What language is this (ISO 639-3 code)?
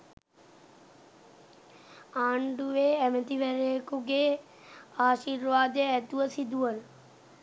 sin